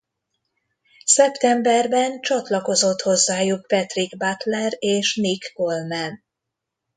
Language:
Hungarian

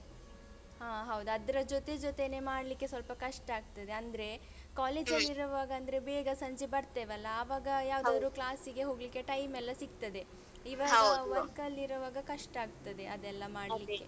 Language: Kannada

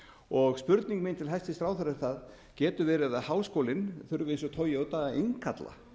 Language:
Icelandic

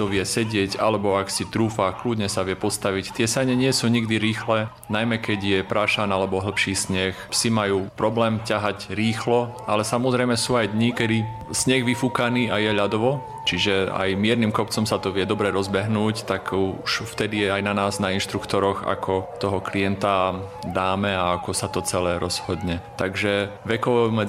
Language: Slovak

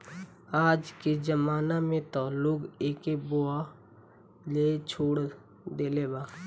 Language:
Bhojpuri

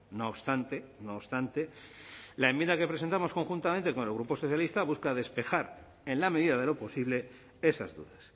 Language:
Spanish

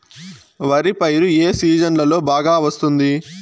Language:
Telugu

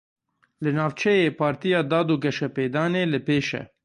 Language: Kurdish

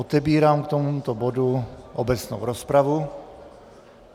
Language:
Czech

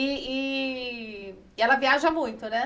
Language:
Portuguese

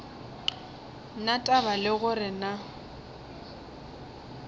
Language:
Northern Sotho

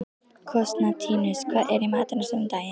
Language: Icelandic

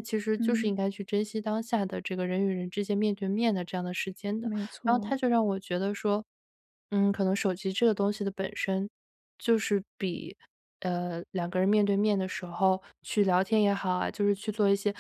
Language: Chinese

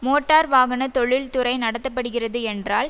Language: Tamil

